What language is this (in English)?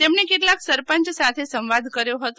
Gujarati